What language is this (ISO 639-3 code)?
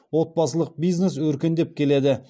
kaz